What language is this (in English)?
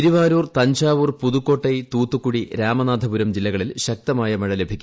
Malayalam